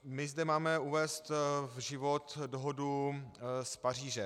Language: Czech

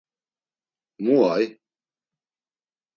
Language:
Laz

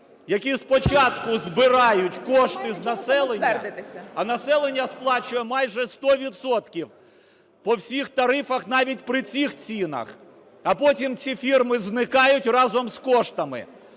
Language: Ukrainian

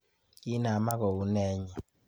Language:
Kalenjin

